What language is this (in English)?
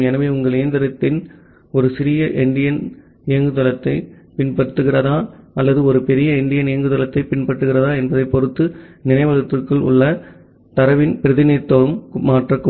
Tamil